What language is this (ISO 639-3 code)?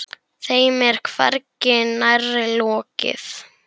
isl